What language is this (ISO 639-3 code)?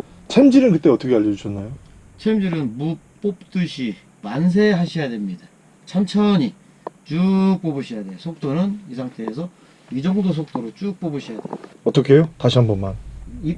kor